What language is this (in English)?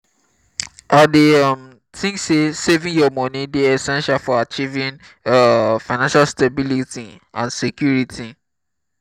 Nigerian Pidgin